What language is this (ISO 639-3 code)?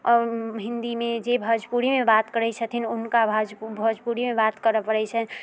mai